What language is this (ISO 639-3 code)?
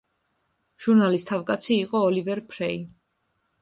kat